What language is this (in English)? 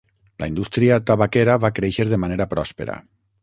Catalan